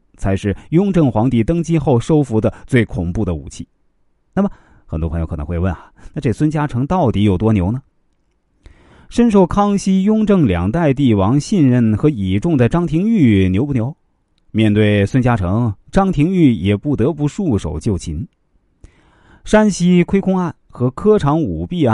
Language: Chinese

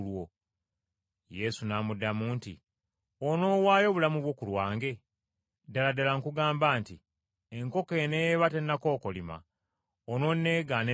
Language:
Ganda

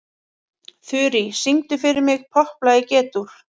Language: Icelandic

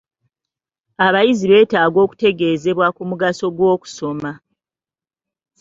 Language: Ganda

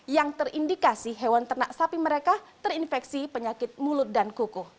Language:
Indonesian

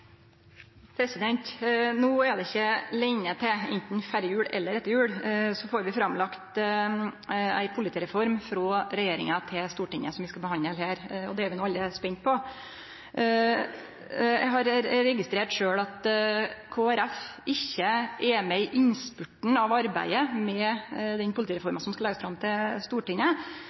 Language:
Norwegian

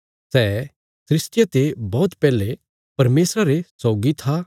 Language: Bilaspuri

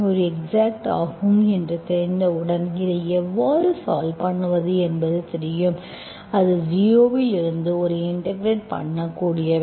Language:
Tamil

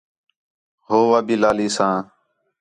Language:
Khetrani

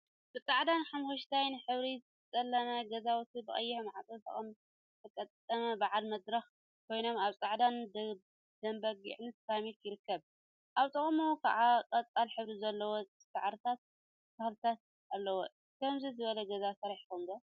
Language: Tigrinya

